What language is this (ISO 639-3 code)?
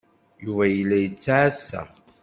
kab